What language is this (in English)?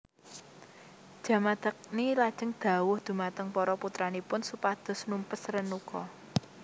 Javanese